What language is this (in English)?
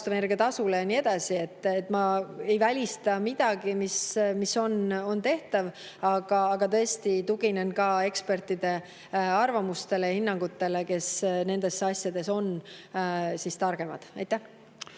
Estonian